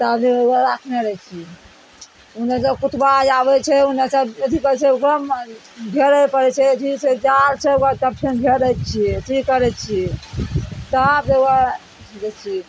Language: Maithili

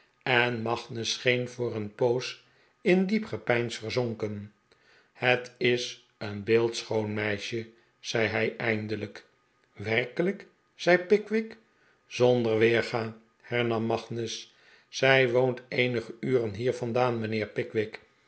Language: Dutch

